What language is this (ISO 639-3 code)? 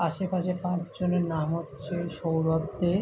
ben